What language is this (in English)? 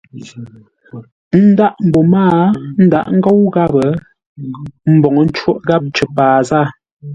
Ngombale